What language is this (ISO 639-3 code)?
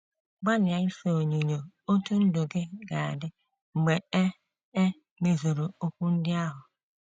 ibo